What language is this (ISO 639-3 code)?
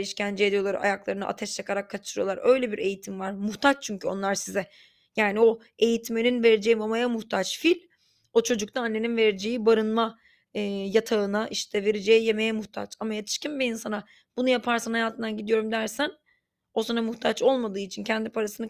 tur